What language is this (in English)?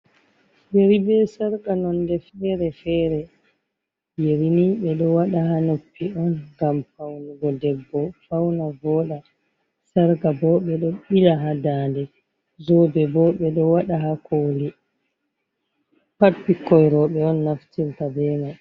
Fula